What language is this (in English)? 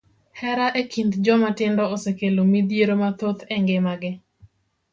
Luo (Kenya and Tanzania)